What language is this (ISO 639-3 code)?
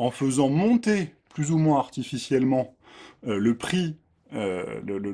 fra